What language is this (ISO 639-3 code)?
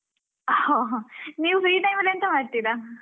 kan